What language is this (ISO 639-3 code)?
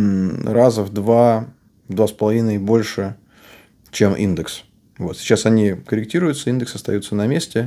rus